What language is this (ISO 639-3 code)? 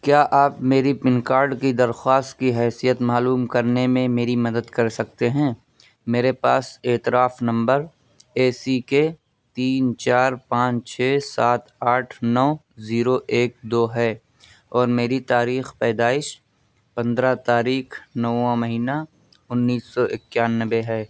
urd